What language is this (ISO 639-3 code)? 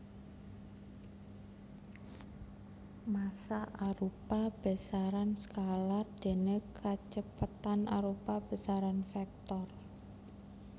jav